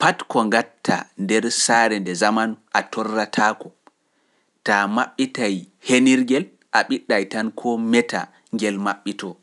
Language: Pular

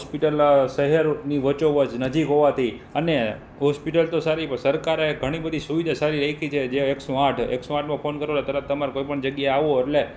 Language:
Gujarati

